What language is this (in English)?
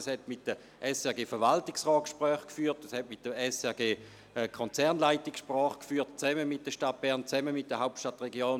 Swiss German